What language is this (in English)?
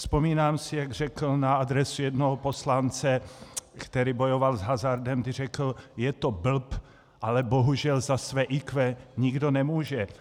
Czech